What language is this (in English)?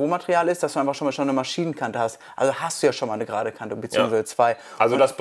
German